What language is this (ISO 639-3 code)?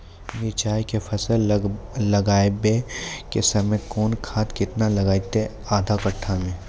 mai